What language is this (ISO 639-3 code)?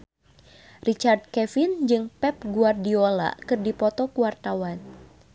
sun